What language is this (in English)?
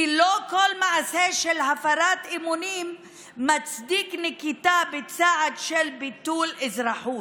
Hebrew